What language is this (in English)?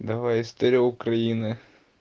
Russian